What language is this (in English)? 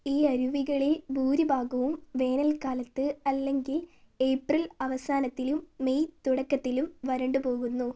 Malayalam